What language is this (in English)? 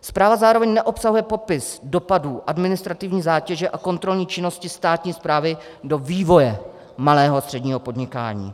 Czech